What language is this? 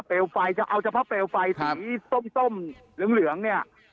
Thai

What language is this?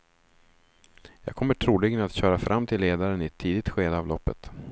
Swedish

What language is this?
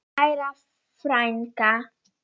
Icelandic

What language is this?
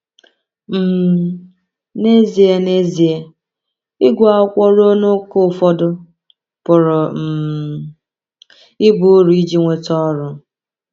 Igbo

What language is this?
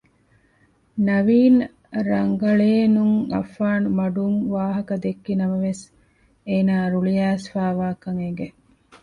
Divehi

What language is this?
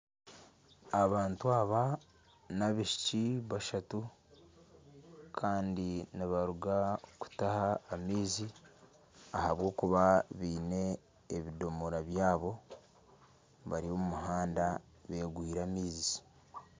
Nyankole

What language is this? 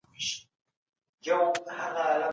Pashto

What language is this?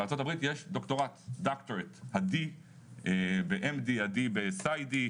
Hebrew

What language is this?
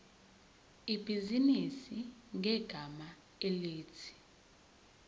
Zulu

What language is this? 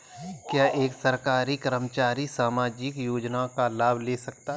Hindi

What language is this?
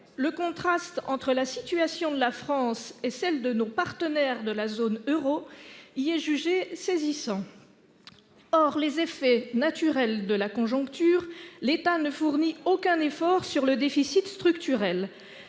French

